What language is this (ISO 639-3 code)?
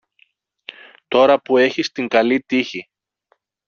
ell